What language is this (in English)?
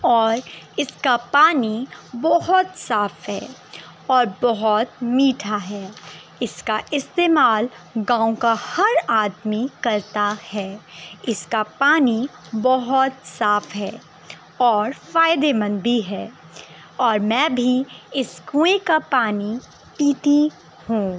Urdu